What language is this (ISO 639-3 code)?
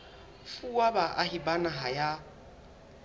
sot